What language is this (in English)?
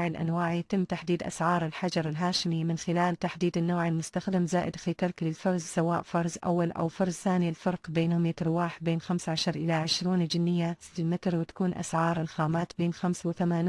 Arabic